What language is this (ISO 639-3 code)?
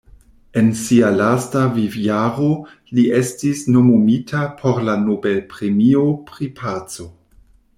epo